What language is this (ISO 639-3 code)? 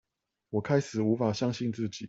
zho